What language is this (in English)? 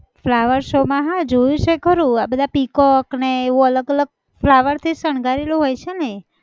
Gujarati